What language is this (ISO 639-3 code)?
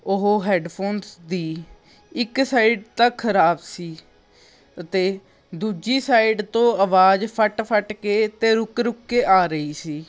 pan